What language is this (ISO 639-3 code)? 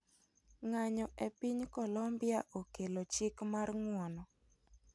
luo